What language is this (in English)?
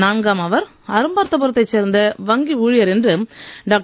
Tamil